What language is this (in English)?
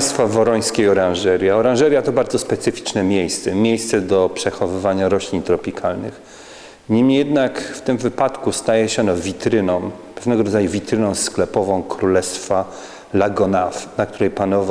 Polish